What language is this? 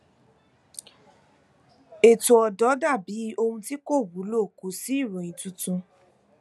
Yoruba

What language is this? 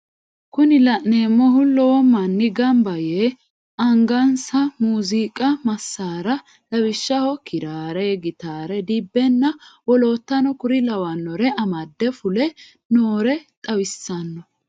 Sidamo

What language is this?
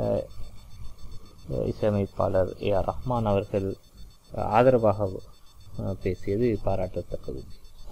Arabic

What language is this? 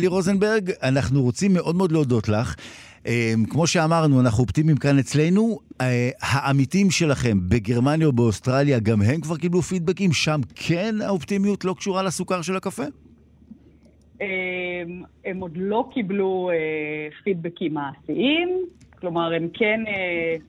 Hebrew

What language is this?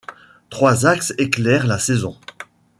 French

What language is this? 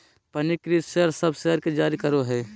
Magahi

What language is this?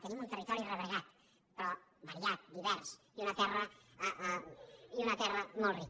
Catalan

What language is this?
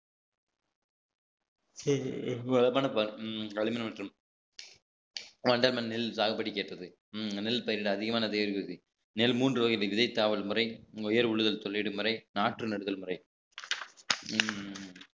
Tamil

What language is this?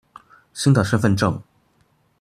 Chinese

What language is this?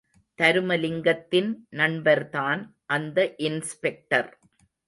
Tamil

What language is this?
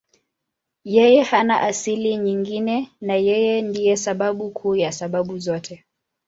Swahili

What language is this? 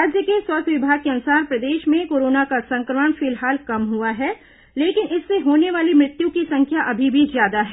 Hindi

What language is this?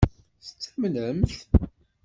Kabyle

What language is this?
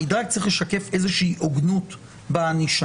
Hebrew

